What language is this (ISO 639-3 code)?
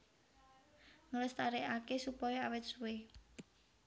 jav